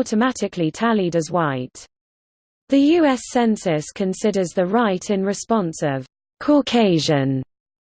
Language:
English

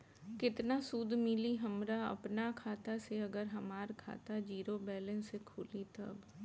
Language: Bhojpuri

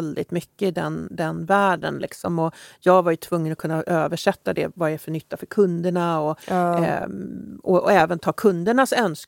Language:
Swedish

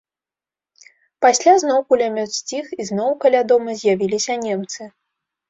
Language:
Belarusian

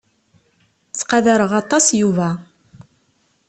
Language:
Kabyle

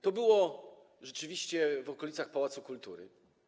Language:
Polish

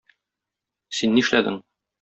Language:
Tatar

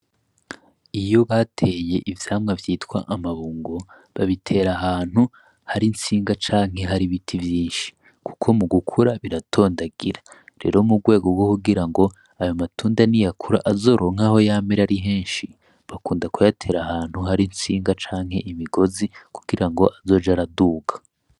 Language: Rundi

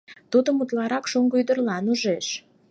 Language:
Mari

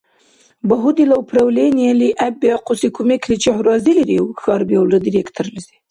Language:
Dargwa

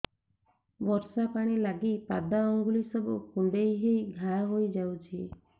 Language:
Odia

